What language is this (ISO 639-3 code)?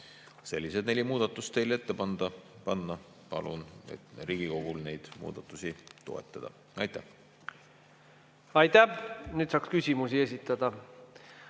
est